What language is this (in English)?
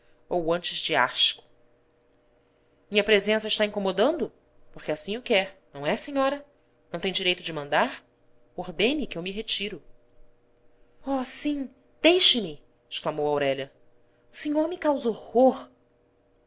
Portuguese